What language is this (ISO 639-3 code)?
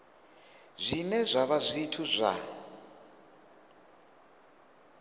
ven